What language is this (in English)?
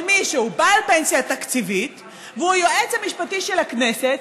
Hebrew